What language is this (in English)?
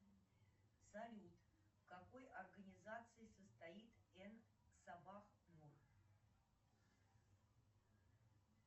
Russian